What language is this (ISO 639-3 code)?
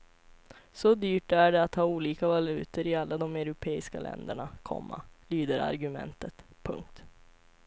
swe